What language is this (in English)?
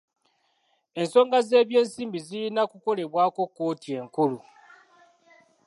Ganda